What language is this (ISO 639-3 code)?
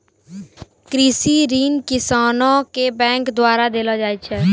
mai